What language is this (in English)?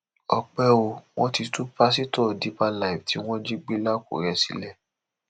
Yoruba